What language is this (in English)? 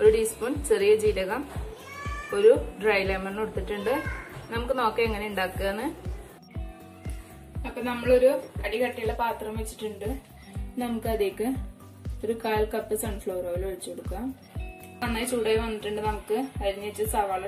Turkish